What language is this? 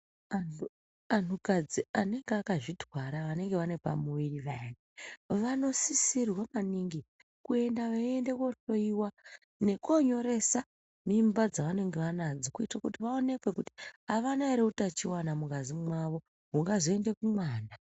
Ndau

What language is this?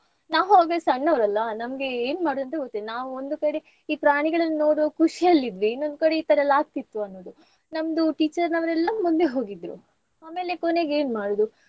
Kannada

